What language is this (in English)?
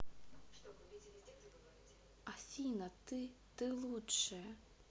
Russian